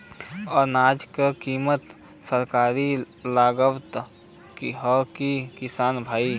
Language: Bhojpuri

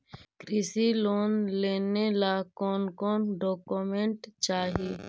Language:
Magahi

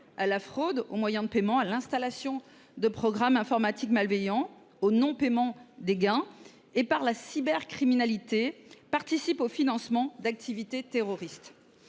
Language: French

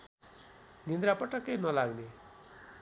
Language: Nepali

